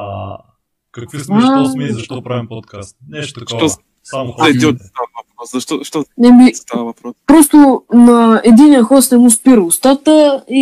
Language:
Bulgarian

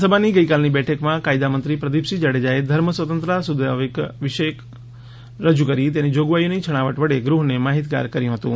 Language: Gujarati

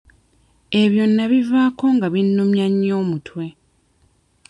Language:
Ganda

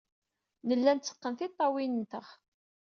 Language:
Kabyle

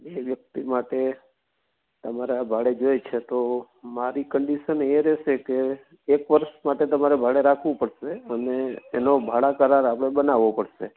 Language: Gujarati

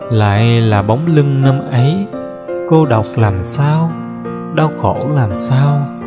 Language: Vietnamese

